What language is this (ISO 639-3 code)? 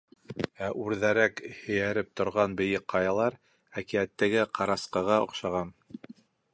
bak